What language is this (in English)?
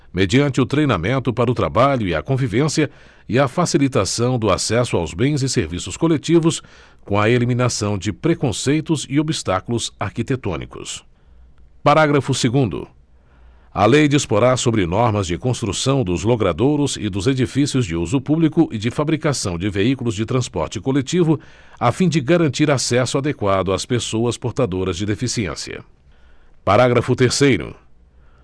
Portuguese